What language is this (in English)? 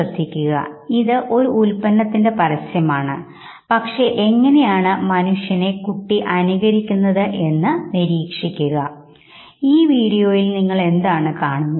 Malayalam